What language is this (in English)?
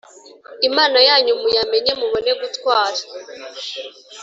Kinyarwanda